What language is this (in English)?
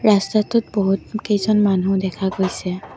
Assamese